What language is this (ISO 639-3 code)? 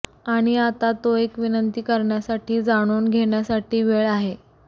mar